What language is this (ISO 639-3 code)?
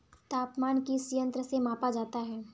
hin